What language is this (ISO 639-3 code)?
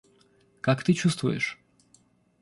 rus